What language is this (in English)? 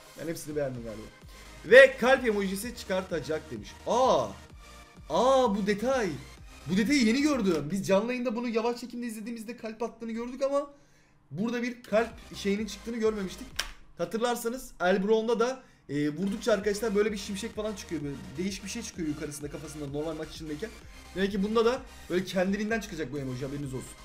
Turkish